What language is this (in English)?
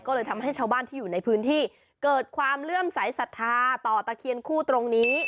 Thai